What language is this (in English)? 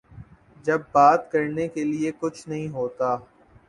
Urdu